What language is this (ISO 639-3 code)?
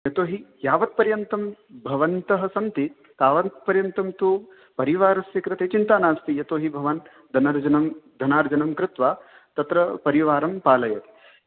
san